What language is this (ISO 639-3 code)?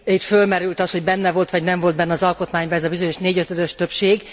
hun